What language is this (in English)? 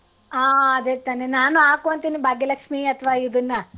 Kannada